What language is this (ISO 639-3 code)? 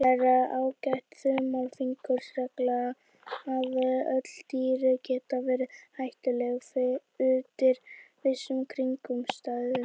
isl